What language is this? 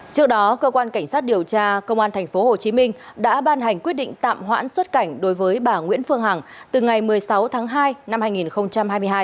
Vietnamese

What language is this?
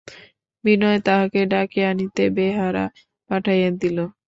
Bangla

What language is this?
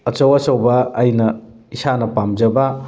Manipuri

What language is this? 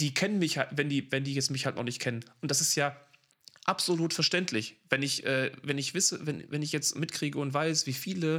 German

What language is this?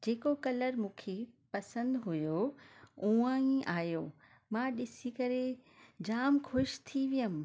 Sindhi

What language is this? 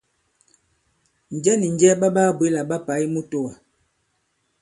Bankon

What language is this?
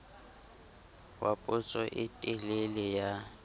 Southern Sotho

